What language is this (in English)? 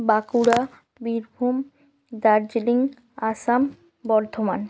Bangla